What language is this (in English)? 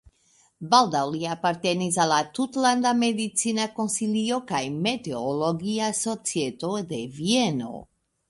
Esperanto